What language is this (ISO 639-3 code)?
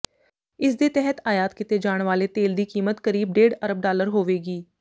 pan